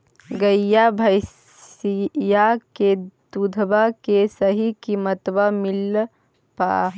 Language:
Magahi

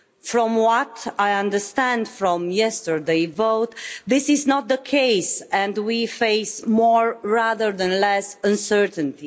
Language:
English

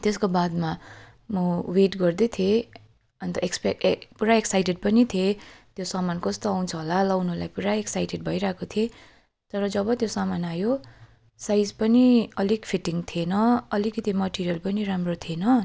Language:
Nepali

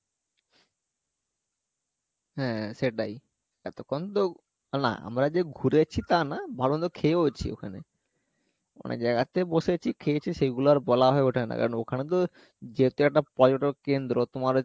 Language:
Bangla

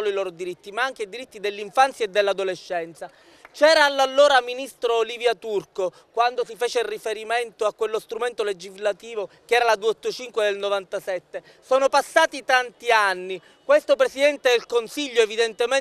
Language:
Italian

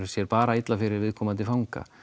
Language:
Icelandic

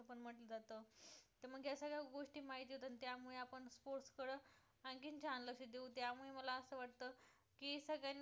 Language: Marathi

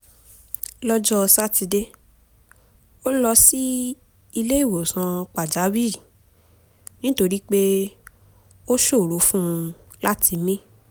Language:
Yoruba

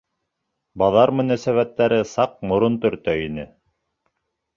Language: Bashkir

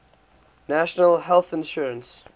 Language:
English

